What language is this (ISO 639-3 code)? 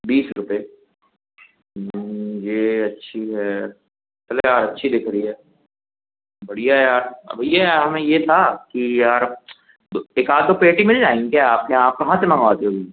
hin